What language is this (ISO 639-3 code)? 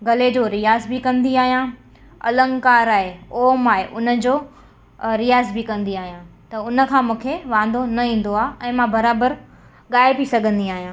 snd